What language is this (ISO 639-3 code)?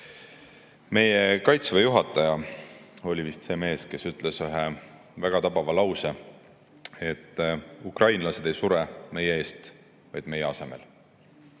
est